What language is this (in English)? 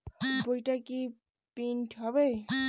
Bangla